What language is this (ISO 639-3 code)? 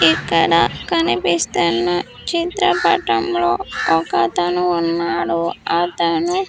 tel